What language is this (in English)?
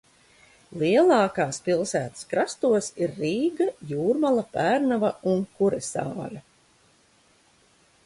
Latvian